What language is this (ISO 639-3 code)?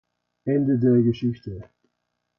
deu